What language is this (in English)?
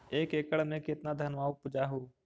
Magahi